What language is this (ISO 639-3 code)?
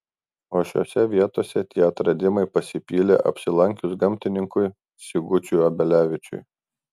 lit